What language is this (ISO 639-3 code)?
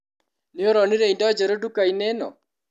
kik